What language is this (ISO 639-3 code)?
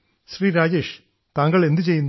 mal